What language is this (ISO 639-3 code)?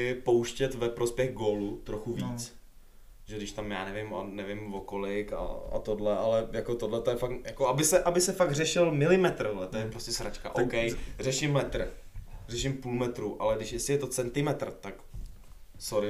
ces